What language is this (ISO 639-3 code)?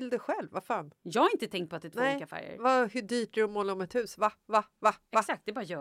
swe